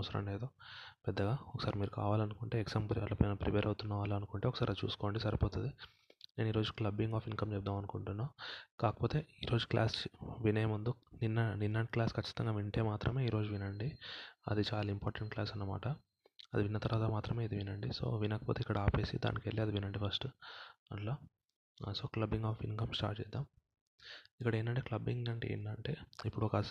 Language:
Telugu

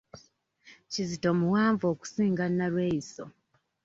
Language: Ganda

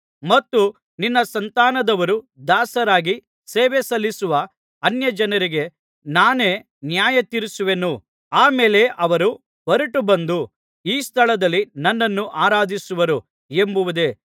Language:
Kannada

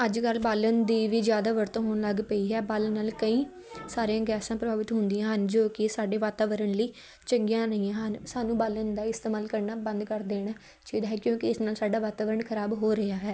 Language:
Punjabi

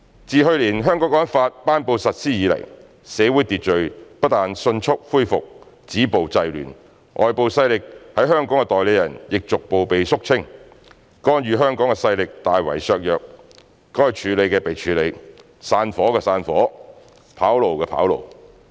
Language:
Cantonese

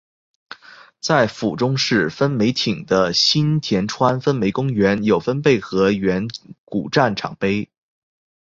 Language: Chinese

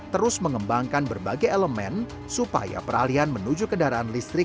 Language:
Indonesian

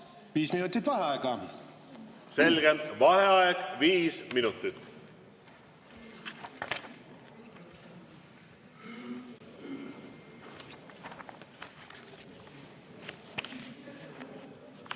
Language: Estonian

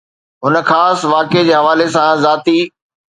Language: Sindhi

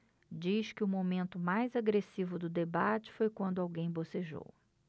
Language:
Portuguese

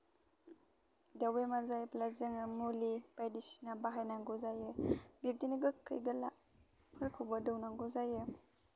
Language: Bodo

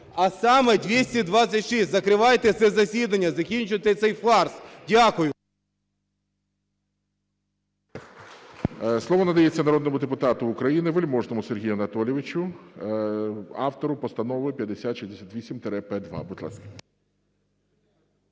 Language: Ukrainian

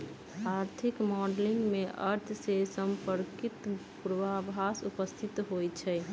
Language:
Magahi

